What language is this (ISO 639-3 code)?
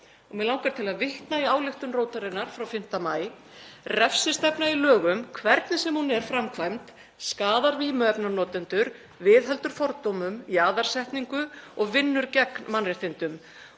isl